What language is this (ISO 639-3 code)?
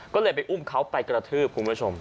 tha